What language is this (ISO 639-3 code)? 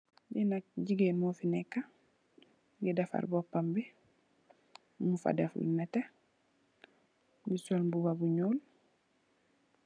wol